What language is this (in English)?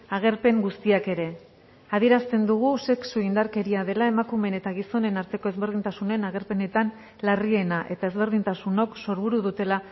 Basque